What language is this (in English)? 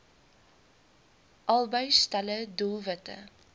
Afrikaans